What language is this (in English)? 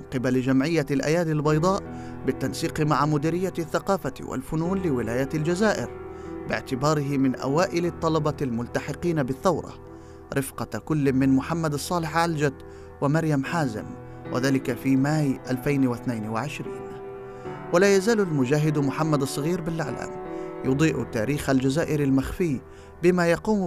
Arabic